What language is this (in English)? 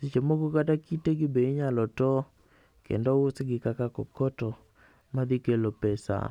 Luo (Kenya and Tanzania)